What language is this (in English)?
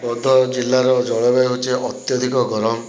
Odia